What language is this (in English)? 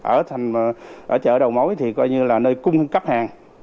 Vietnamese